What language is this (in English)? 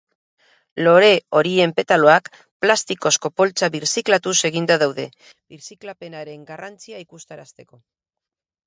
Basque